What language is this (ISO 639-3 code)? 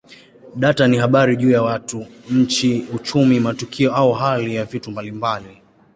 swa